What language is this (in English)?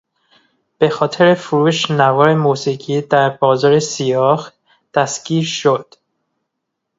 Persian